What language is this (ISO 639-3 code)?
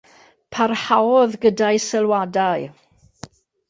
cym